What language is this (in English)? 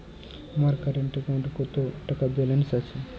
Bangla